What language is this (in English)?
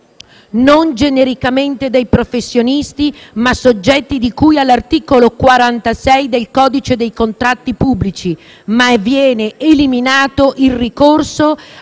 Italian